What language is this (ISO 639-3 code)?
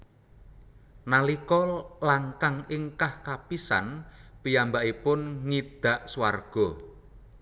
jav